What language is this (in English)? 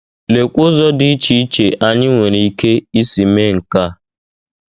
Igbo